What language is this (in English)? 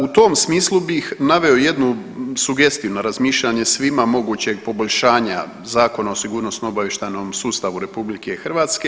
Croatian